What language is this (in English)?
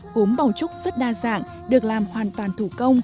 Vietnamese